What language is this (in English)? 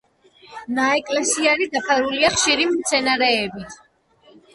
Georgian